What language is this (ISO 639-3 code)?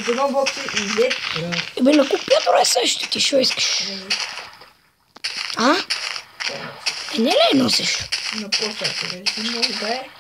bul